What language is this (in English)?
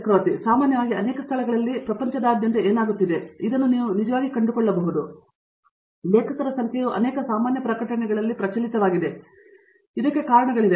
Kannada